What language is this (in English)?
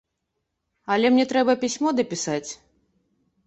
Belarusian